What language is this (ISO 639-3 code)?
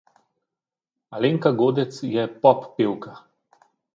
slv